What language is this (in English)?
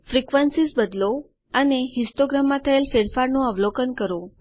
Gujarati